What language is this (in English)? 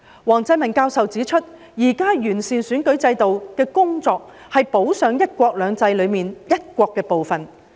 Cantonese